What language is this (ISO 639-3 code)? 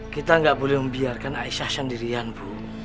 ind